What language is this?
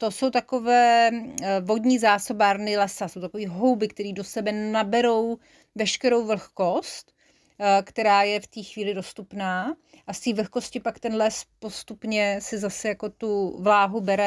Czech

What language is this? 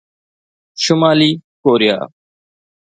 Sindhi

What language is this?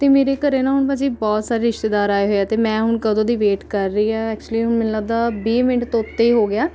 Punjabi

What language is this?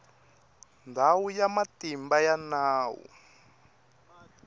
Tsonga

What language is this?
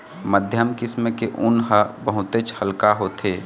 Chhattisgarhi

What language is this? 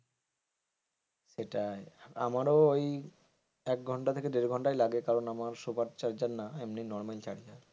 Bangla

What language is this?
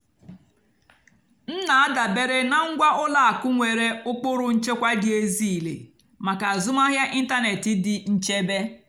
Igbo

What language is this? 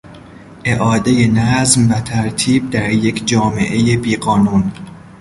Persian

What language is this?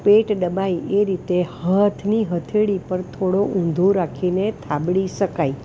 Gujarati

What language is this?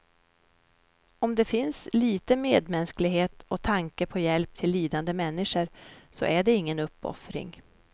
Swedish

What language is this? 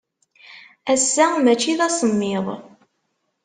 Kabyle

